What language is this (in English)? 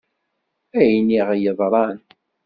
Kabyle